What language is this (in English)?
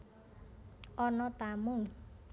Javanese